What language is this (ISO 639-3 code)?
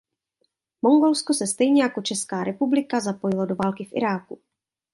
ces